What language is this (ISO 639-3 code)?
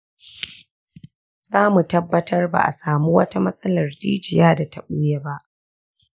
hau